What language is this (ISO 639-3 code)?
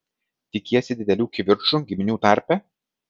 lit